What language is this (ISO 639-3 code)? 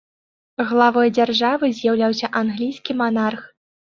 bel